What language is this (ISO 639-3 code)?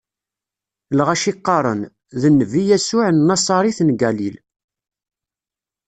kab